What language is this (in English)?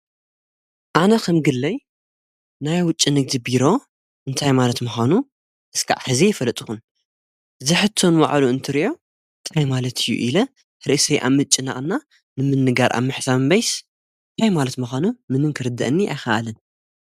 Tigrinya